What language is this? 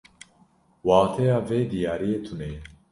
Kurdish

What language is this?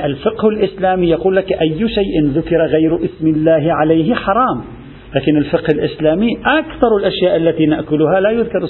Arabic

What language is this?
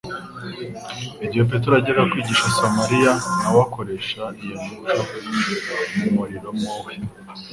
Kinyarwanda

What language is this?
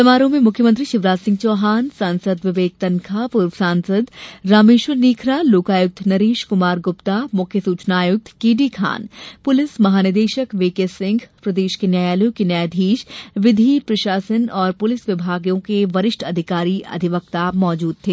Hindi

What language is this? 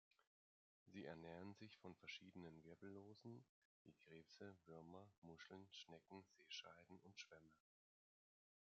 German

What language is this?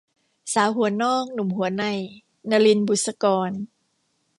Thai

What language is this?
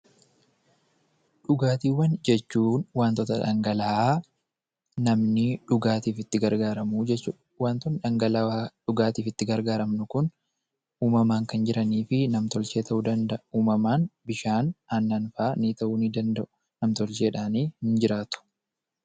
Oromo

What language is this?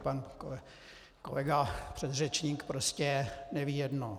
Czech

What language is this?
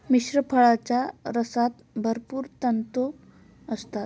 Marathi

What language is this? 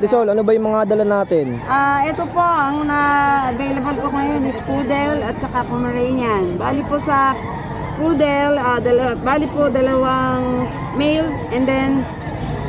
Filipino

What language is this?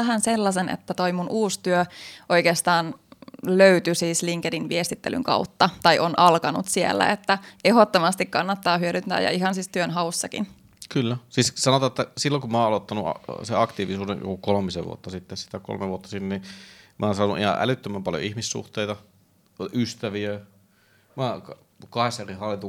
Finnish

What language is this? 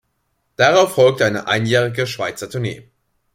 German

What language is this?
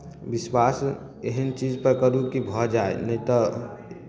Maithili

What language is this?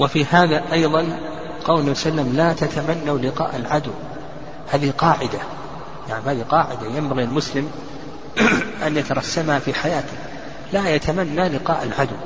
Arabic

